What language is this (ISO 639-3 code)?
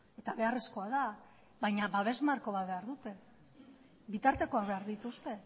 eus